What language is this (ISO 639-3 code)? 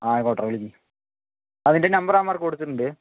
mal